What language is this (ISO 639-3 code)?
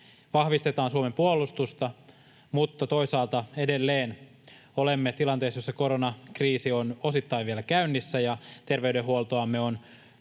fin